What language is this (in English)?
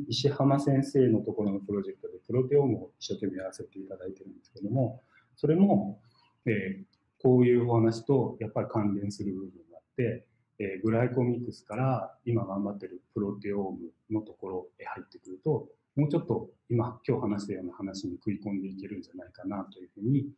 Japanese